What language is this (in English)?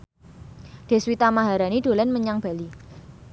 Javanese